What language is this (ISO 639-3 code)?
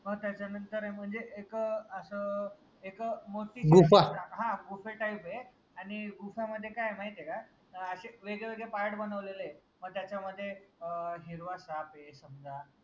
mar